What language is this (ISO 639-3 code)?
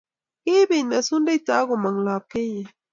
kln